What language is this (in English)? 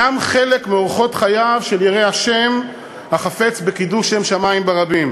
Hebrew